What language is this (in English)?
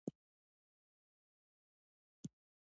Pashto